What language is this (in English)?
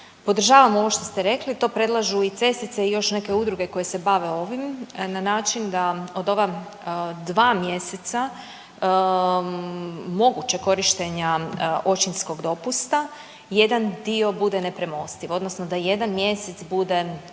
Croatian